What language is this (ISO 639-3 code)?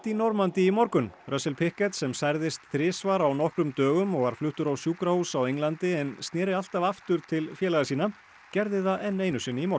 isl